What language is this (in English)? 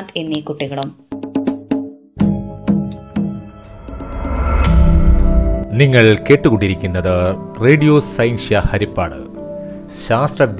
Malayalam